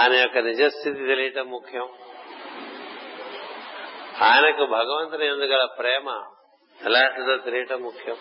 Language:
Telugu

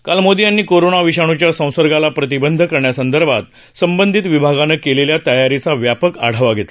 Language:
Marathi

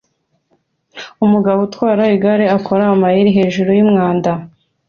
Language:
Kinyarwanda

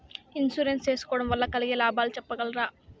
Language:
Telugu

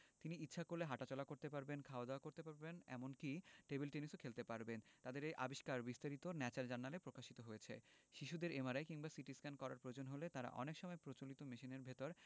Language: Bangla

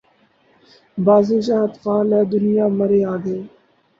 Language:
Urdu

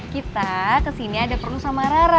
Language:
Indonesian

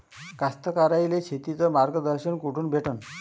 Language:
Marathi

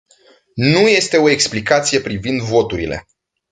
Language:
Romanian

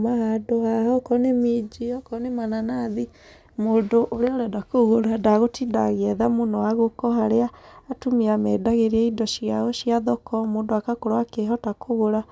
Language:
Kikuyu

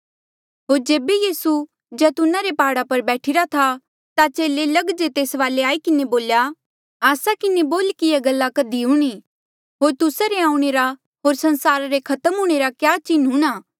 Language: Mandeali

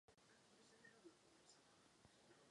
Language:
Czech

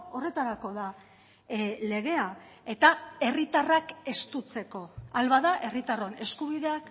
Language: Basque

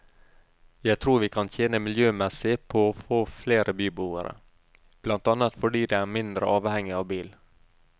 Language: Norwegian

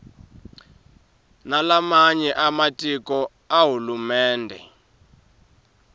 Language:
Swati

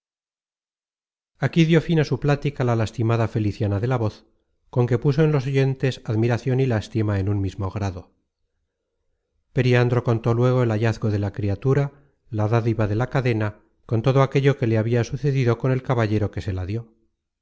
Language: Spanish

